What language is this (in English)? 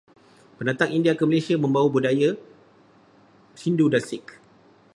Malay